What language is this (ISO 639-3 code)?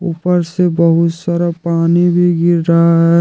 hin